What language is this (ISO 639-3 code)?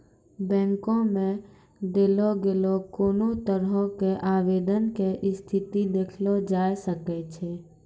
mai